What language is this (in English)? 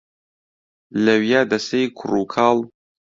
Central Kurdish